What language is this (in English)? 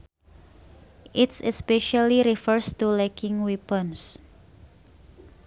Sundanese